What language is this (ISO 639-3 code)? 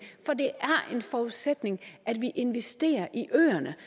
dan